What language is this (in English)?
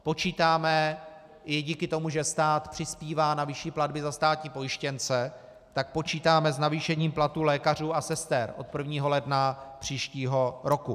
Czech